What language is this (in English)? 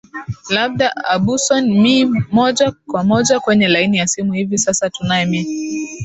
Swahili